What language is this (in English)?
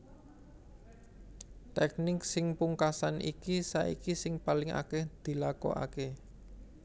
Javanese